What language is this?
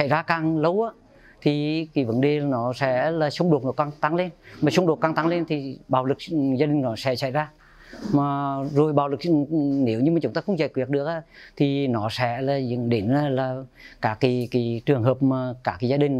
Vietnamese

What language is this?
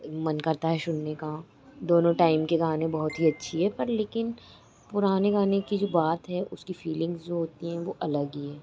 Hindi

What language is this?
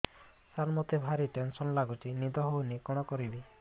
Odia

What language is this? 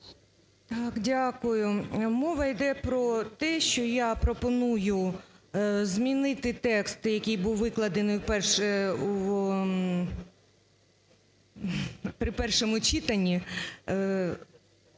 Ukrainian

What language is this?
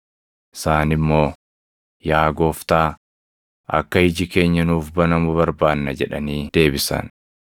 Oromo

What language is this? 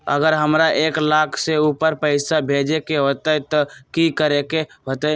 Magahi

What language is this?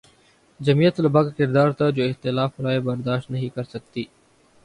Urdu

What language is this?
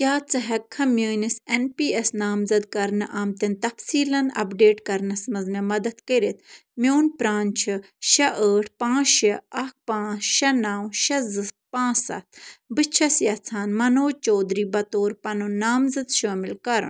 Kashmiri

